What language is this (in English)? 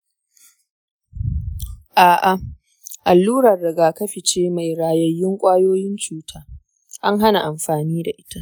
Hausa